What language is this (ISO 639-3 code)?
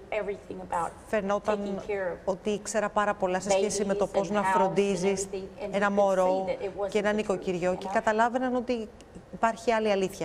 ell